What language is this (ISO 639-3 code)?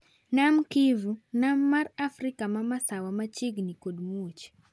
luo